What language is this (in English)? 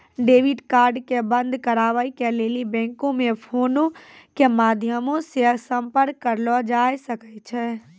Maithili